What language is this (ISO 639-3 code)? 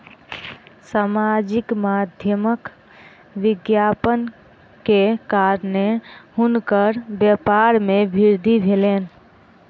mai